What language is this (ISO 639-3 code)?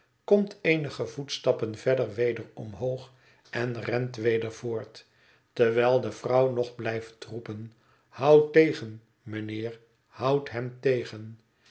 nld